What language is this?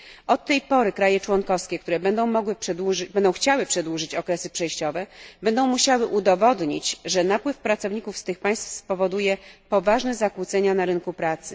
Polish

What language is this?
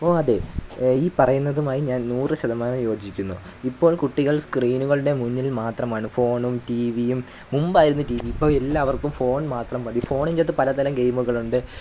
Malayalam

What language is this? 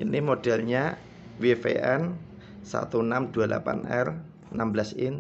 Indonesian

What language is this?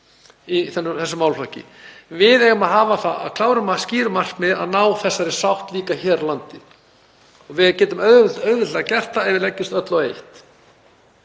Icelandic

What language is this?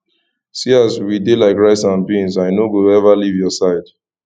Nigerian Pidgin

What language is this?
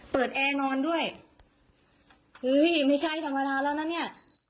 Thai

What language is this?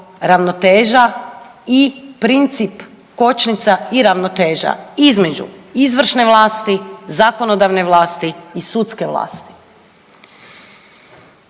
Croatian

